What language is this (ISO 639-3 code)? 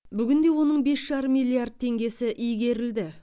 kaz